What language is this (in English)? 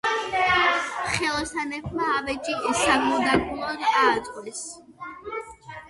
Georgian